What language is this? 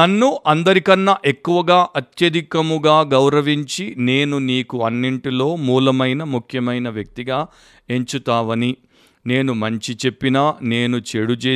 Telugu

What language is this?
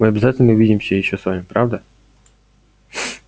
Russian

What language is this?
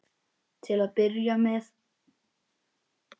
Icelandic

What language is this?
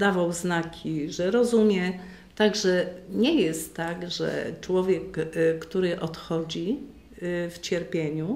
Polish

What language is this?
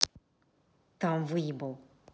Russian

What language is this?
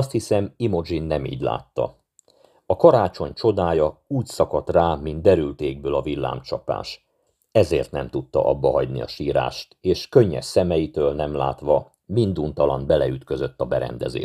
Hungarian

